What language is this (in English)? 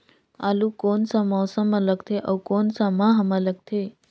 Chhattisgarhi